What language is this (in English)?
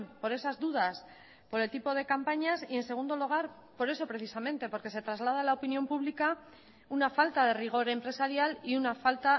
Spanish